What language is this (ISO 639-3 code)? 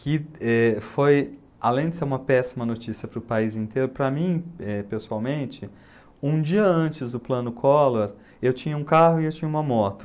por